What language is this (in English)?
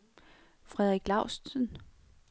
Danish